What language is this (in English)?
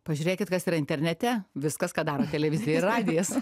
Lithuanian